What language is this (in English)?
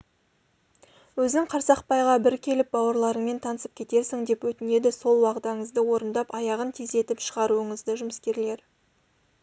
Kazakh